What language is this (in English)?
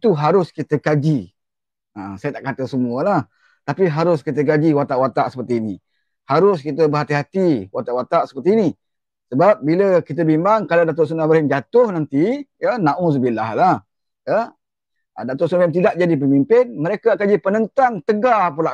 Malay